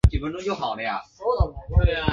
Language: Chinese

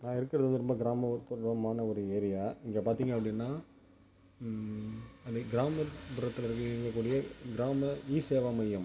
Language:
Tamil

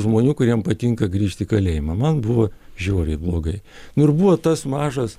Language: Lithuanian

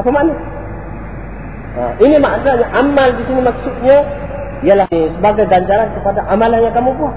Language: Malay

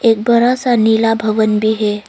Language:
Hindi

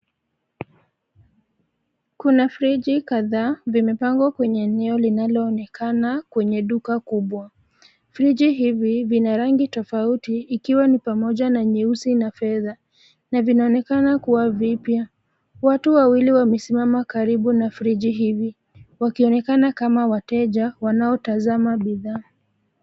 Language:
Swahili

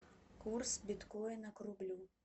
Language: Russian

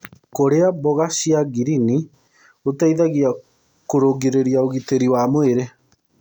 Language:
Kikuyu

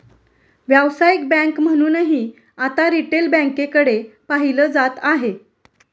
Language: Marathi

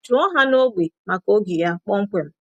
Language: Igbo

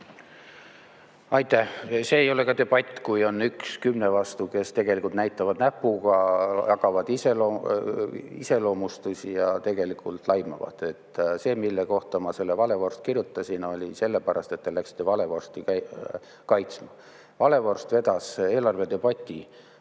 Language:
Estonian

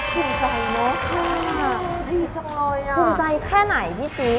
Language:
Thai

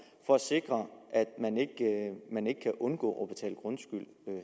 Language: Danish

